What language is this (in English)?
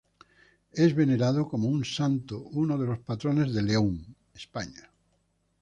Spanish